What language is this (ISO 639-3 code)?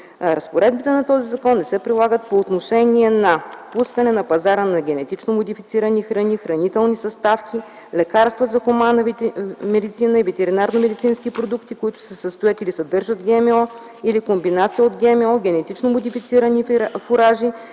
bul